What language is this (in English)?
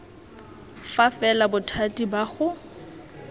Tswana